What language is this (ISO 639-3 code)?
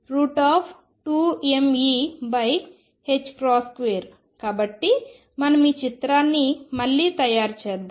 tel